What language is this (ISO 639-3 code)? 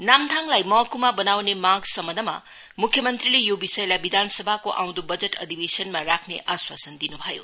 nep